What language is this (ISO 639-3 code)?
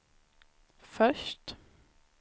swe